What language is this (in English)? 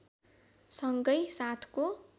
Nepali